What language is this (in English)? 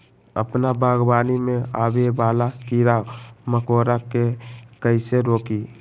Magahi